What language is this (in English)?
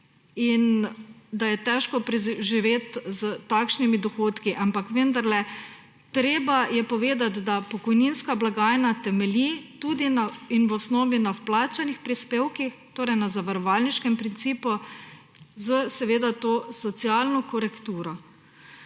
Slovenian